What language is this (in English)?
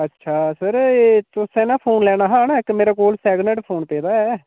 Dogri